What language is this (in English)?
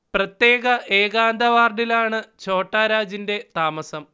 Malayalam